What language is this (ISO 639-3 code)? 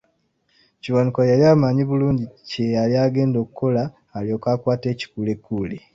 lug